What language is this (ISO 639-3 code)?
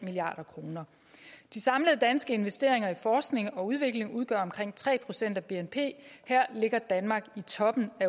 dan